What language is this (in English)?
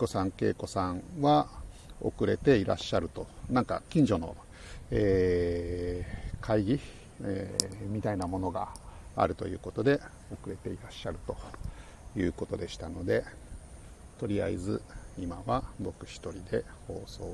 Japanese